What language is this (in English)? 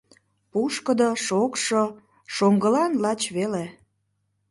Mari